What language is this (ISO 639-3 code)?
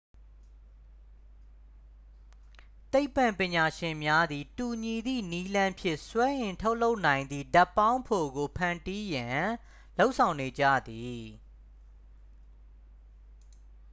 mya